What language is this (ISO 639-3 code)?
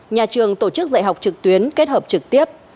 vie